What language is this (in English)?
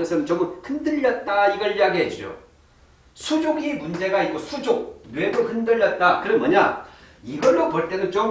Korean